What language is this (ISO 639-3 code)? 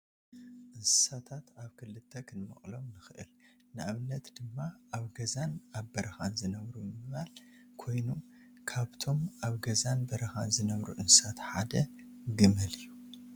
tir